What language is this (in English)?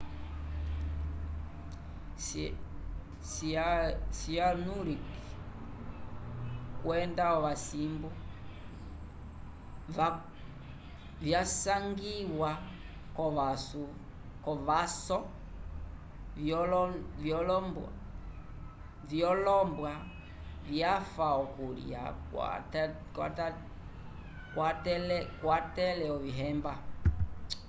Umbundu